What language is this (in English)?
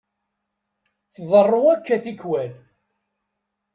Kabyle